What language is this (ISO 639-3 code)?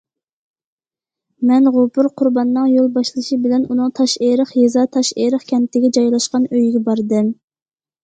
uig